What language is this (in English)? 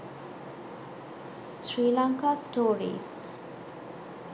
Sinhala